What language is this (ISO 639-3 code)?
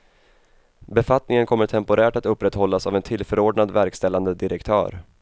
swe